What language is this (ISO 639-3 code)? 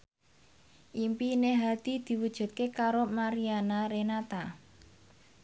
jav